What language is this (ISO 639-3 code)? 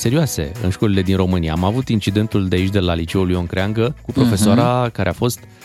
ron